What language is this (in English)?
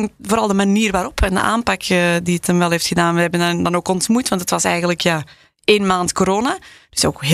Dutch